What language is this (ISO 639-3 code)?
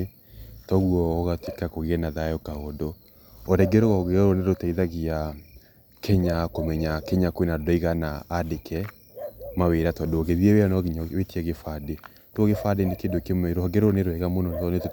kik